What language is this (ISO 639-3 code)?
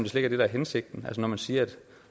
dan